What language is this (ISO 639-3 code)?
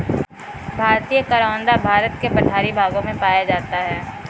hin